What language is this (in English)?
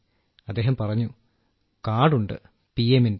Malayalam